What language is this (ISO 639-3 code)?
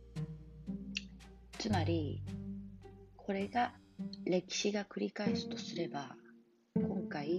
jpn